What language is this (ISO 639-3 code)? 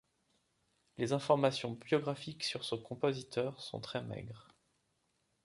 fra